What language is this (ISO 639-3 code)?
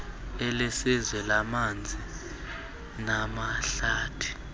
xho